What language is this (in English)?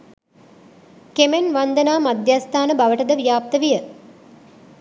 Sinhala